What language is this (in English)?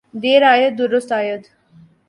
Urdu